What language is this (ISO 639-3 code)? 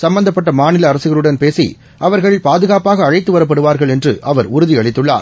tam